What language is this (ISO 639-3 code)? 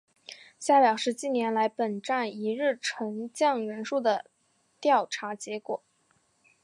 zho